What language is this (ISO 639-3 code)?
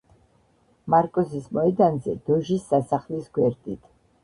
kat